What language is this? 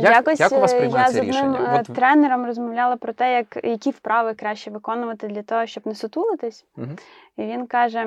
Ukrainian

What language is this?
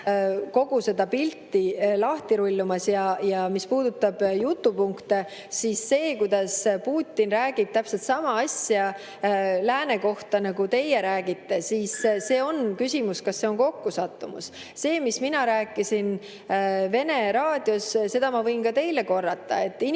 Estonian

